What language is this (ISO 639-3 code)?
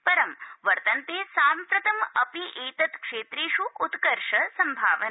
san